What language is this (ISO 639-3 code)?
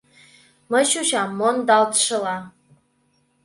chm